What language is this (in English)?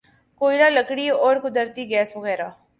Urdu